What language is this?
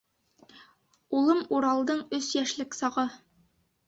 Bashkir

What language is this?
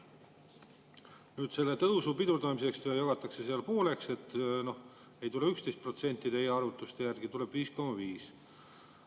Estonian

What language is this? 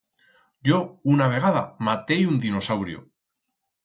Aragonese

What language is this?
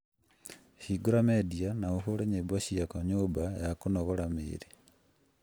Kikuyu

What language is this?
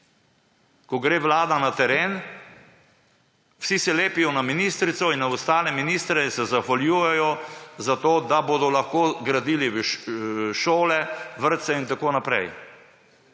Slovenian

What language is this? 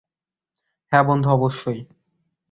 Bangla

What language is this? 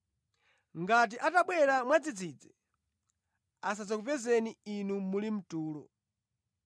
Nyanja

